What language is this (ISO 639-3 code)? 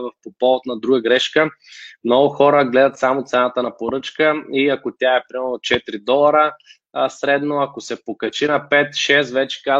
bul